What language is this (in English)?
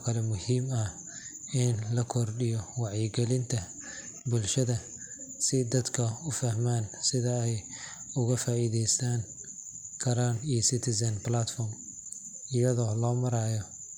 Somali